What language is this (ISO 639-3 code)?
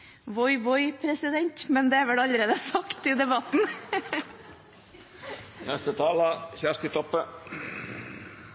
nob